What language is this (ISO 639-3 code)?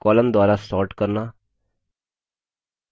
hin